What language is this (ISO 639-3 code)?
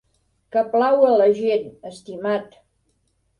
cat